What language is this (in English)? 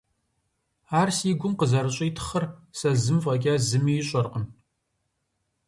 Kabardian